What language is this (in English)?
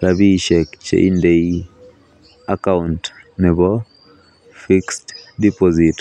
Kalenjin